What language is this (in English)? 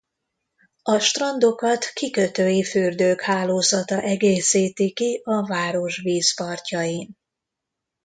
Hungarian